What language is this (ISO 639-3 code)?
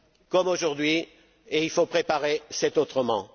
fra